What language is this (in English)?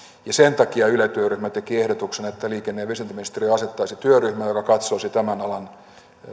Finnish